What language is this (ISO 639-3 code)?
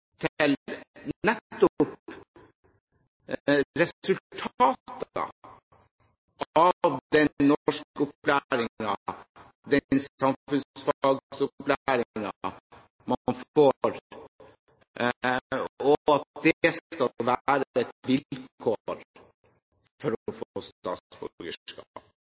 nob